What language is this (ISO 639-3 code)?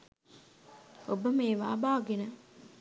sin